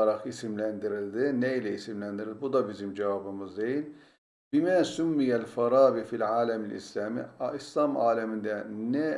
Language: Turkish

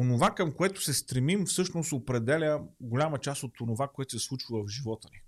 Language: Bulgarian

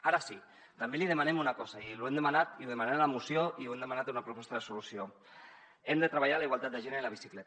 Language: Catalan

